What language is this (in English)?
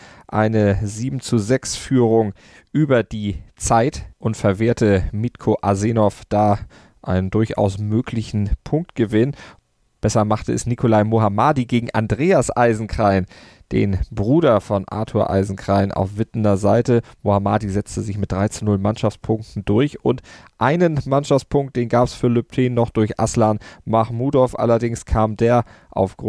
German